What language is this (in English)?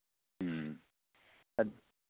Manipuri